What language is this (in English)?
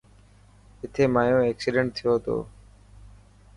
Dhatki